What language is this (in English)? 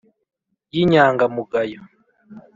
Kinyarwanda